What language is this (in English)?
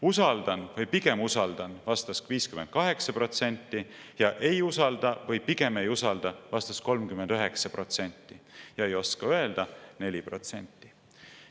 Estonian